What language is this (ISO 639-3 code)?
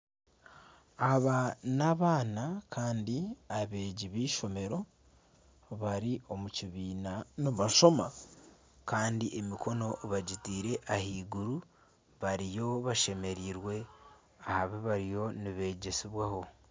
nyn